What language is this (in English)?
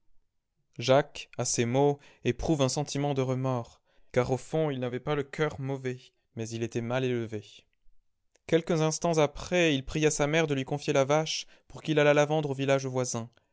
French